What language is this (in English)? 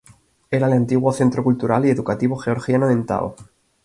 Spanish